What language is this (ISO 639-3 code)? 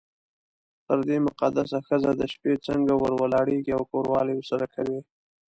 pus